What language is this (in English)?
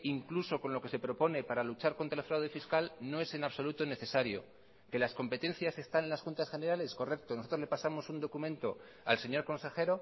Spanish